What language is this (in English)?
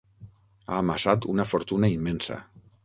Catalan